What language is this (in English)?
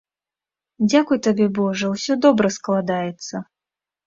Belarusian